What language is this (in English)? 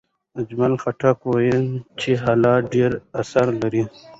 Pashto